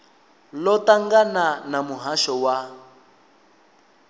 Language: Venda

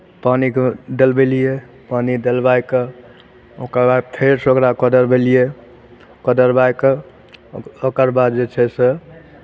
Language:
Maithili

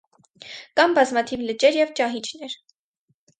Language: Armenian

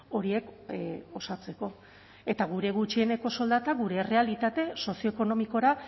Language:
Basque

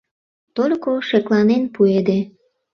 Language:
Mari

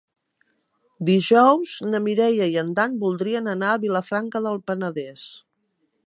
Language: Catalan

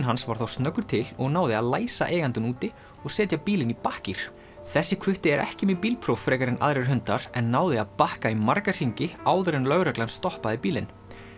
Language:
Icelandic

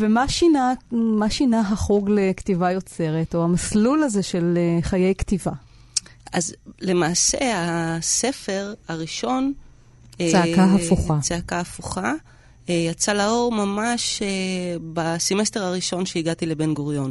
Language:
Hebrew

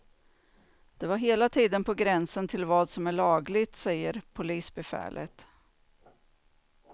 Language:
Swedish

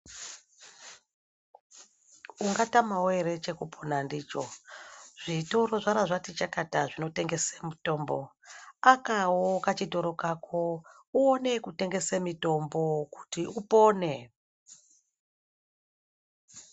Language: Ndau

